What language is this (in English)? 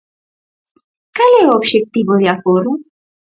Galician